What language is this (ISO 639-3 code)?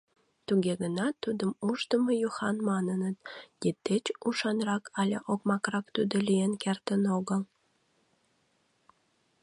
chm